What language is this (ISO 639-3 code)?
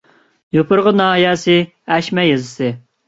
uig